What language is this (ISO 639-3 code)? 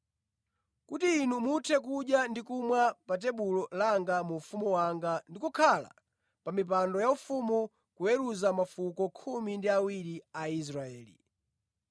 nya